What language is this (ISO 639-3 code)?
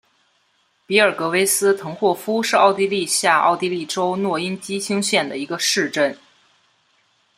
zho